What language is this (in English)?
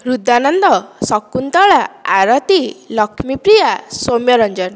Odia